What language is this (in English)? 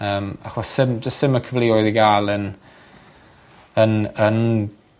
Welsh